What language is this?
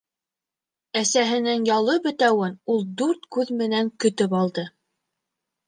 Bashkir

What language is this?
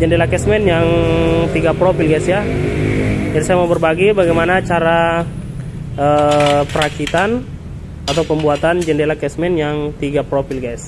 Indonesian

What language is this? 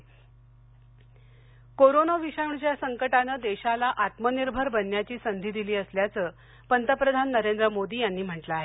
Marathi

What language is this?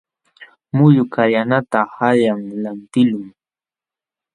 Jauja Wanca Quechua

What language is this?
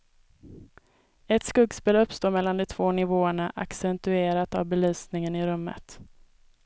Swedish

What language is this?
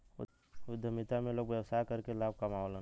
Bhojpuri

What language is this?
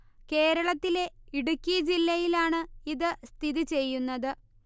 Malayalam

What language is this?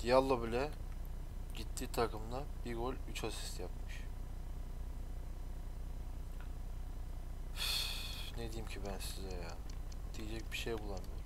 Turkish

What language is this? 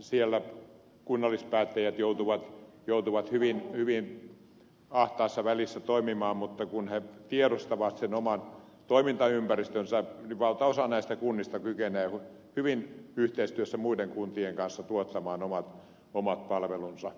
Finnish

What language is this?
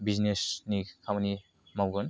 Bodo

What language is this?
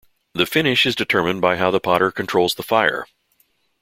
English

